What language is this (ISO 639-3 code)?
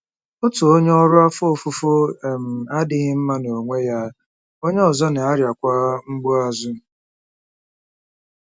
ibo